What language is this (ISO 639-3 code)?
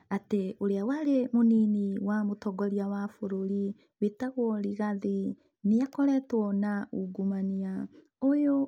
kik